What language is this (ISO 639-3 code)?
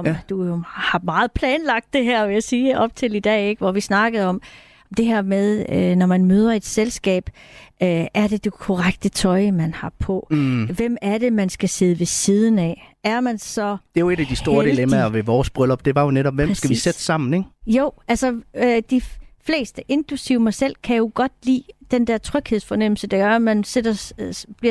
dan